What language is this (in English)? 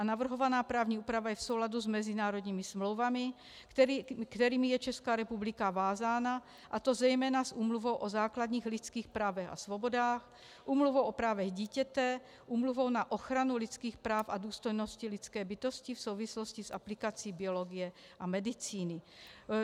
Czech